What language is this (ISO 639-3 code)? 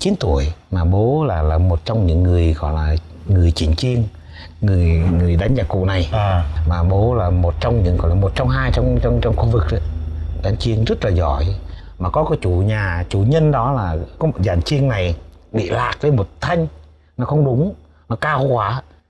vie